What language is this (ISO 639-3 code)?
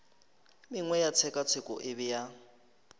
nso